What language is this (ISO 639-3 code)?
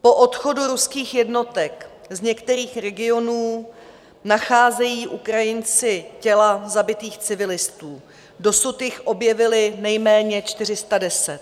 ces